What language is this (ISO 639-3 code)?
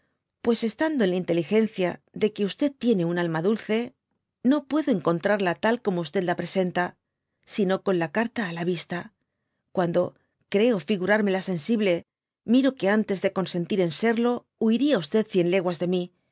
spa